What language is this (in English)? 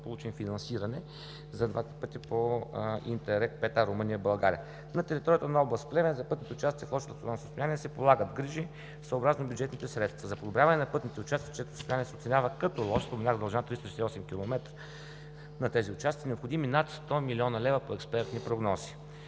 Bulgarian